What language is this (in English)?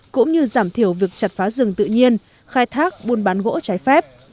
Vietnamese